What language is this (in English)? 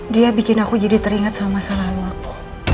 Indonesian